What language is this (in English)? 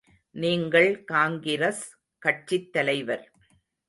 Tamil